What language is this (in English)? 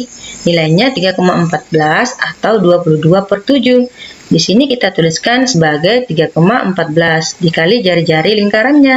Indonesian